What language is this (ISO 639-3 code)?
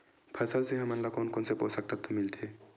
hne